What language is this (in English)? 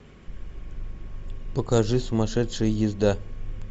Russian